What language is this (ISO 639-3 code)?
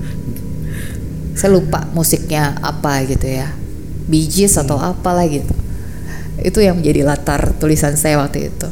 ind